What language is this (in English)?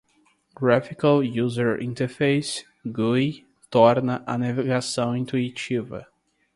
Portuguese